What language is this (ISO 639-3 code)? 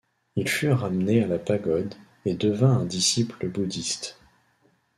fra